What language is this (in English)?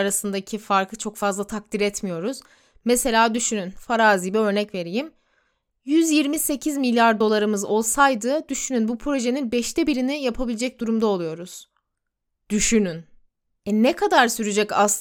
Turkish